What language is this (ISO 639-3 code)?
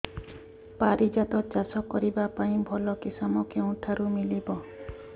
ori